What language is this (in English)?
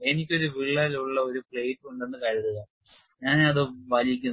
Malayalam